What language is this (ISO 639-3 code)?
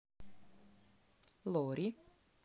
rus